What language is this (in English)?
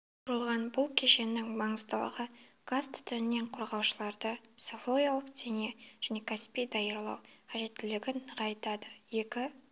Kazakh